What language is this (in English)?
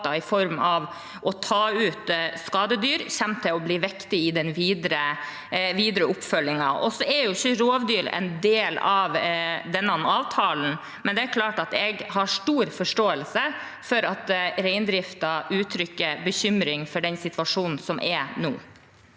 Norwegian